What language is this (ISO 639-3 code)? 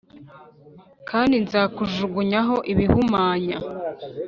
kin